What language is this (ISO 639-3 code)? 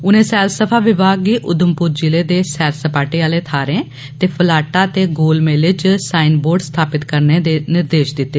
doi